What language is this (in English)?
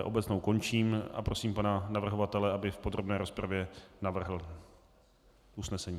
Czech